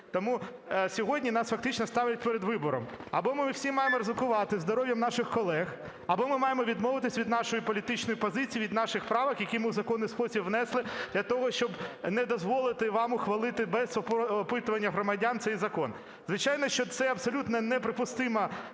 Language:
Ukrainian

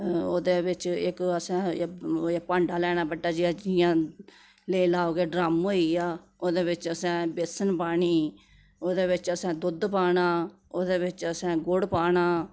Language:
Dogri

